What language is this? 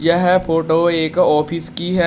Hindi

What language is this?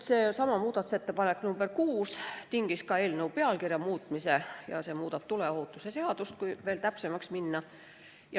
Estonian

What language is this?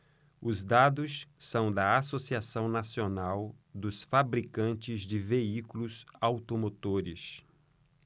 Portuguese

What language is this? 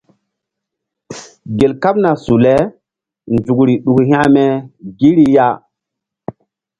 Mbum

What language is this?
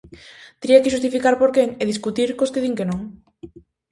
Galician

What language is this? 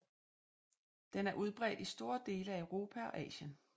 Danish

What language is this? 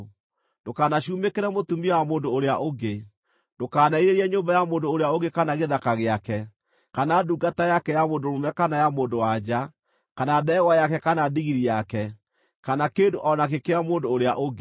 Kikuyu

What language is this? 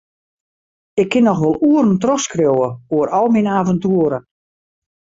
Western Frisian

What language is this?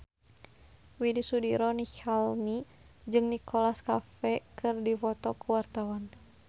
Sundanese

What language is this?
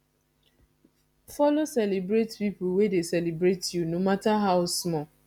Nigerian Pidgin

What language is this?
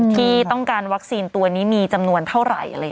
Thai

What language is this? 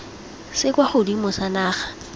Tswana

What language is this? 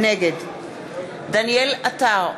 Hebrew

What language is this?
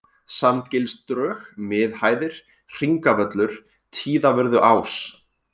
Icelandic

